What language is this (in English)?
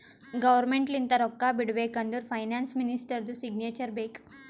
Kannada